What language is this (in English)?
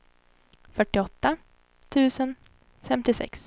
Swedish